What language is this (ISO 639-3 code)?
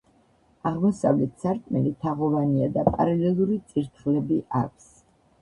kat